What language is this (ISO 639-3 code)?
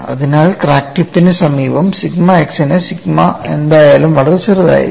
mal